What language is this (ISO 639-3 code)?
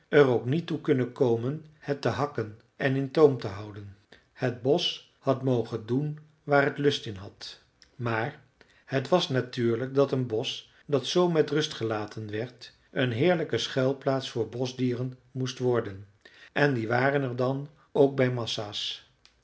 nld